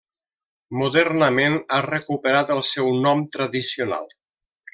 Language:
Catalan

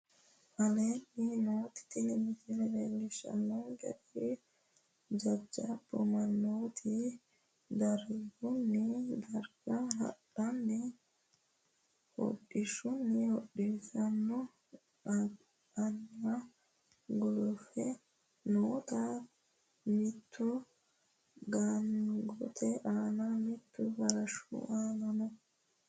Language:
Sidamo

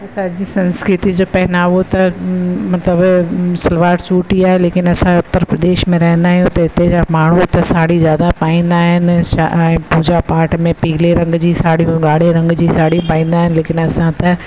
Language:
Sindhi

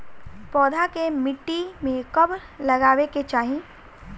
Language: Bhojpuri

